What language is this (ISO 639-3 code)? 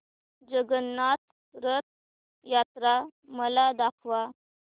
mar